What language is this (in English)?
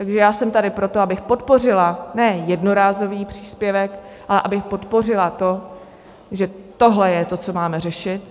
Czech